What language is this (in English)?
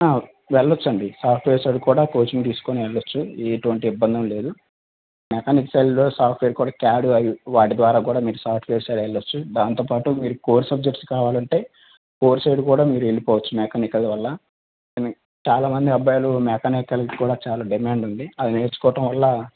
Telugu